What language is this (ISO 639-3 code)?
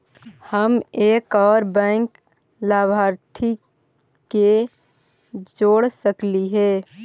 mag